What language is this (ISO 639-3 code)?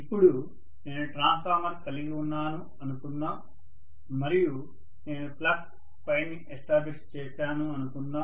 tel